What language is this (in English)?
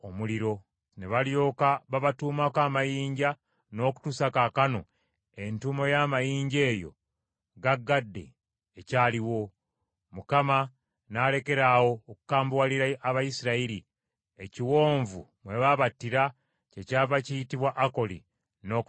Ganda